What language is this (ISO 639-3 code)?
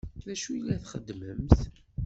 kab